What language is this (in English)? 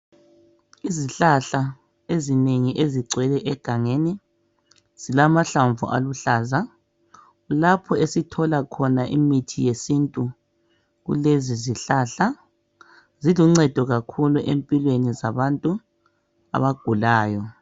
North Ndebele